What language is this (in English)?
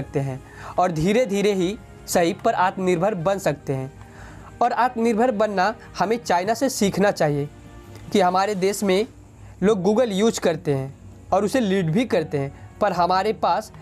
Hindi